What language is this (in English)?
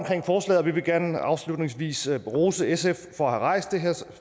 Danish